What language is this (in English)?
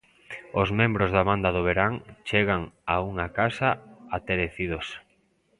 Galician